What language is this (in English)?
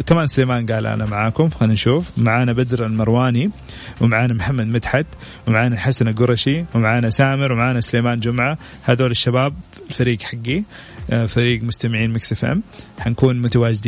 Arabic